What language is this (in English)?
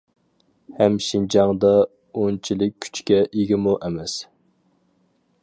Uyghur